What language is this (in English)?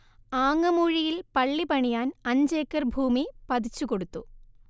Malayalam